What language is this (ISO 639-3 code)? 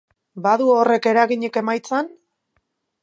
eus